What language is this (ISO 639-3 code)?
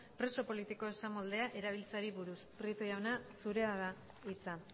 eus